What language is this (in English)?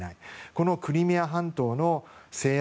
Japanese